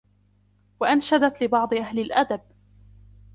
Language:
Arabic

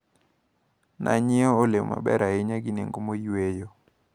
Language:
Luo (Kenya and Tanzania)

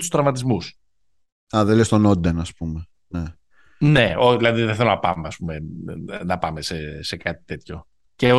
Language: Greek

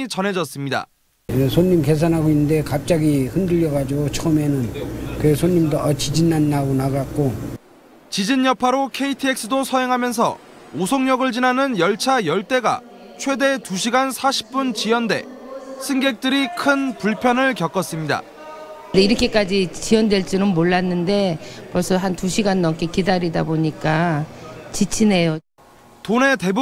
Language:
Korean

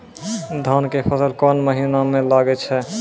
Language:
Maithili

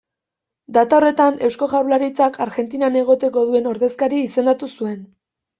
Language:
Basque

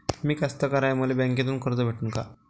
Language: Marathi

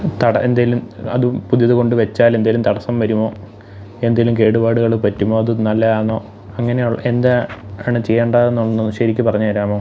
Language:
Malayalam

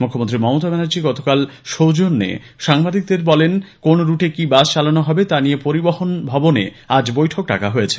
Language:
Bangla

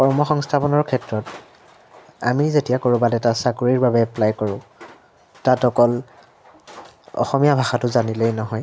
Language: Assamese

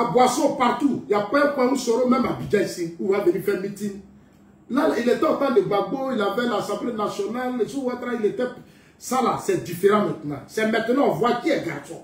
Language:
French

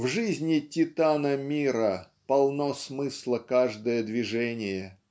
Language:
Russian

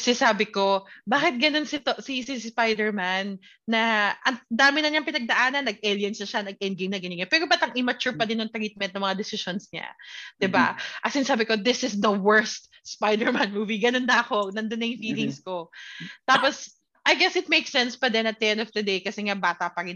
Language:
Filipino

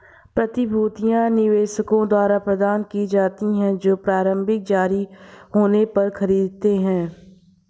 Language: Hindi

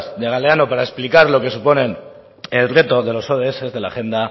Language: Spanish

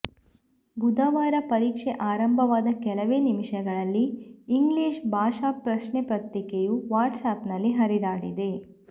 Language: Kannada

